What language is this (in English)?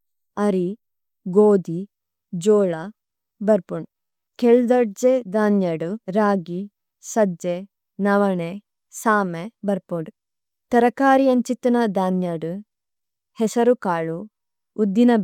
Tulu